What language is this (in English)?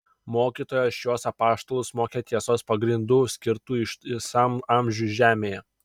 Lithuanian